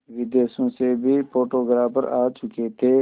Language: Hindi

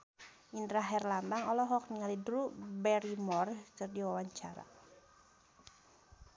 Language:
Sundanese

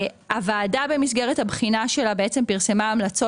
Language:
Hebrew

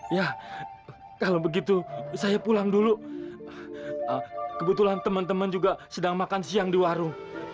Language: Indonesian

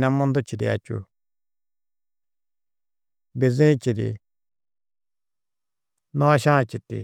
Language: Tedaga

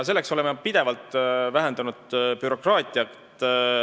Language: Estonian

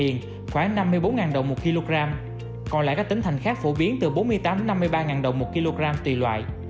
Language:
Vietnamese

